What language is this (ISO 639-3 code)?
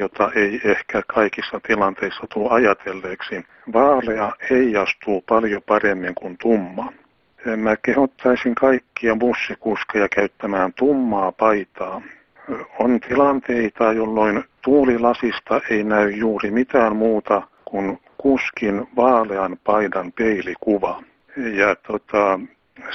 fin